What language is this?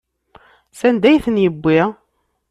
Kabyle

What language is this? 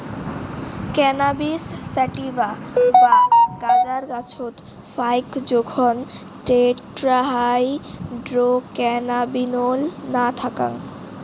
Bangla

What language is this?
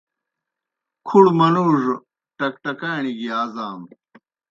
Kohistani Shina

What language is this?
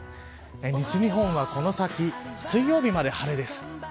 Japanese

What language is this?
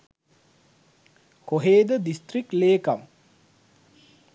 Sinhala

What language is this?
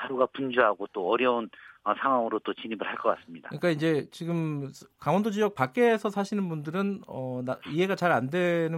Korean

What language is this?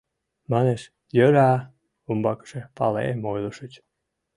Mari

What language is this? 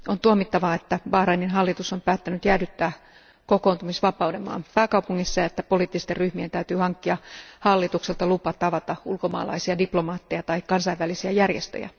Finnish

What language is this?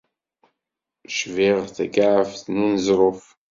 Kabyle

